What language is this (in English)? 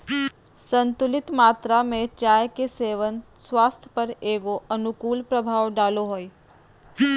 Magahi